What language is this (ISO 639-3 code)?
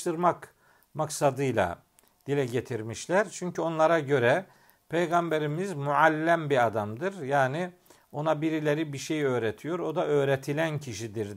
tur